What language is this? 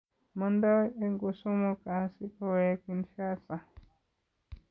Kalenjin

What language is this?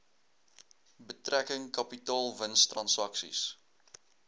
Afrikaans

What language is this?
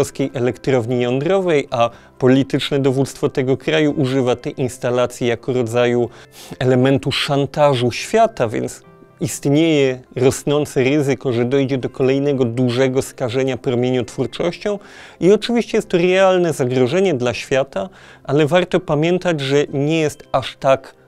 Polish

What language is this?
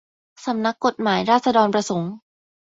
Thai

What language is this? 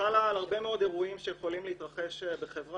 Hebrew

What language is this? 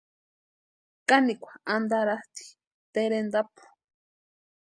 Western Highland Purepecha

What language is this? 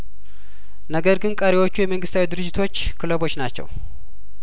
Amharic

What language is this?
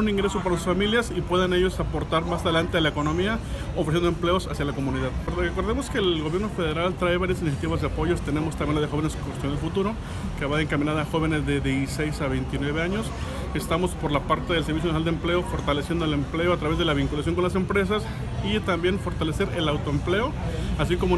Spanish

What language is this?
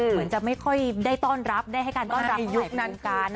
Thai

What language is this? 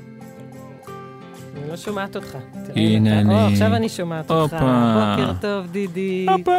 Hebrew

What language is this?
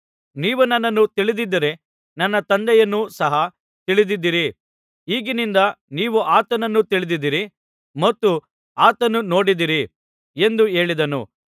Kannada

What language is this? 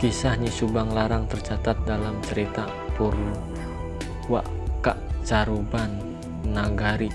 Indonesian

